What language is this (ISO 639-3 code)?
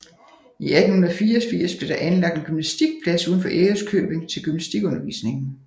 dan